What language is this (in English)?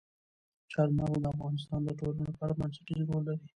Pashto